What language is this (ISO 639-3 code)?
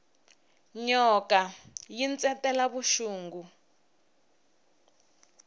tso